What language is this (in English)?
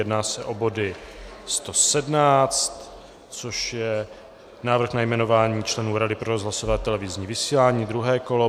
Czech